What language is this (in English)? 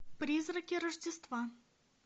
Russian